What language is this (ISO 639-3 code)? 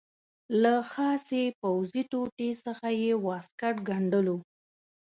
pus